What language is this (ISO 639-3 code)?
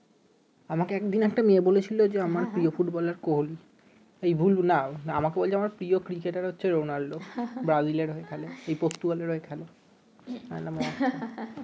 ben